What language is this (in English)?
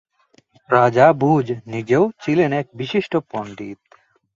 Bangla